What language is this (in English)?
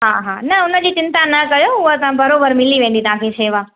Sindhi